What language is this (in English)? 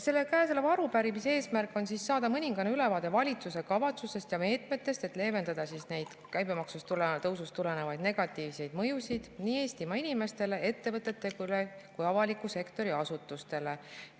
Estonian